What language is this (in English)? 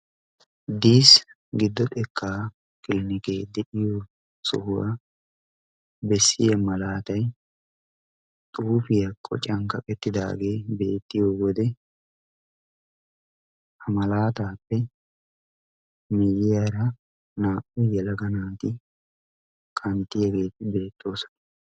Wolaytta